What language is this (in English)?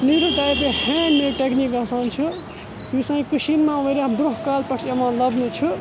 Kashmiri